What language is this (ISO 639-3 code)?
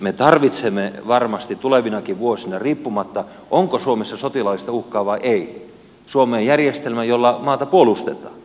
fin